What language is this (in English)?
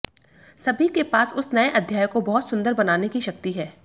Hindi